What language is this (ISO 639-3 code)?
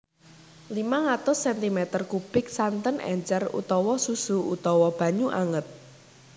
jav